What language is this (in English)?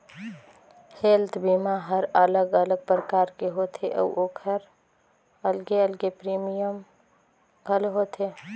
Chhattisgarhi